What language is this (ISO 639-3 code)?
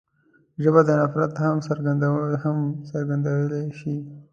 pus